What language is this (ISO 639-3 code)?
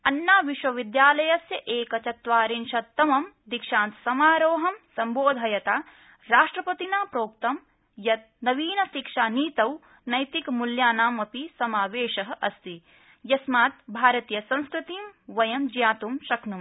san